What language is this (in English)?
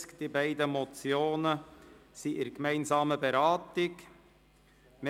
Swiss German